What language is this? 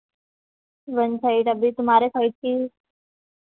Hindi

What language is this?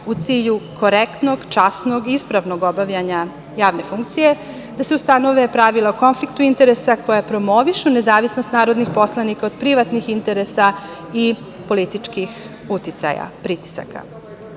Serbian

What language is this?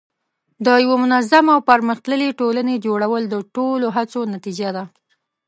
Pashto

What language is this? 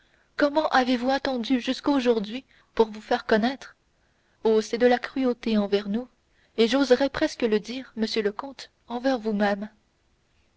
French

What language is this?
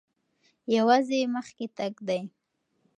Pashto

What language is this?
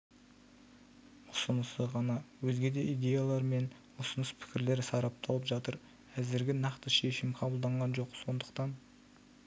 Kazakh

